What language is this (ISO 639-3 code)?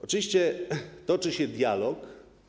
pol